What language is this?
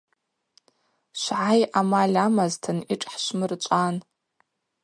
Abaza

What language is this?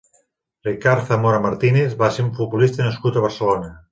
Catalan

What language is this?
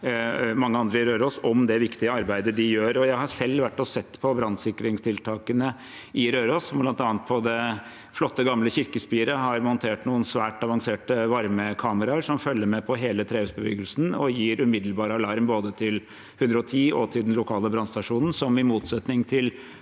Norwegian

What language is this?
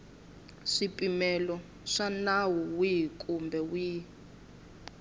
Tsonga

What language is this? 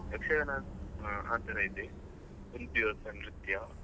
Kannada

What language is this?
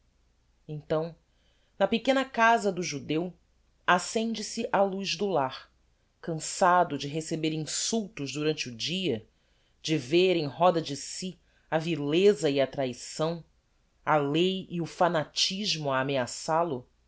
Portuguese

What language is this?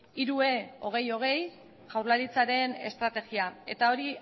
Basque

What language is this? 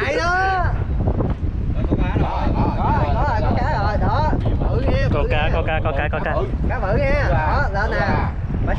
Vietnamese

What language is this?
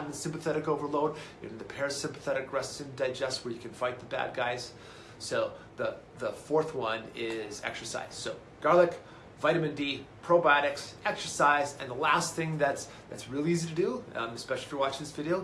English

